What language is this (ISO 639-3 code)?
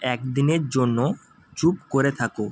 ben